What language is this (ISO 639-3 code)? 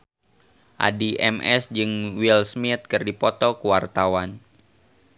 sun